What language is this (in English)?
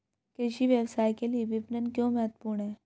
Hindi